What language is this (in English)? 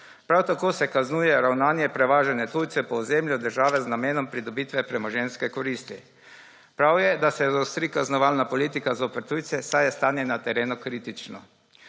Slovenian